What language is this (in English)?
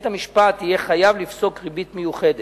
Hebrew